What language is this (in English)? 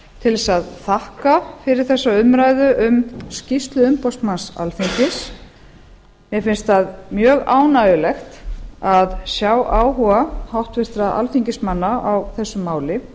Icelandic